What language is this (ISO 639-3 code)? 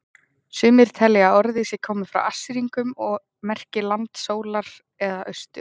isl